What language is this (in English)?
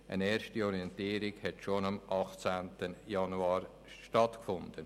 Swiss German